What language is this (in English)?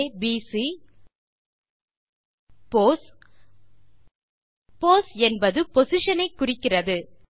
Tamil